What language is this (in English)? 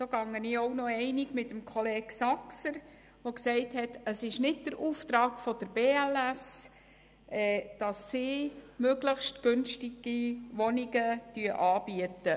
Swiss German